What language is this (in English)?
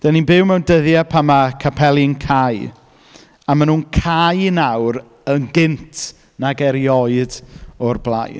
Welsh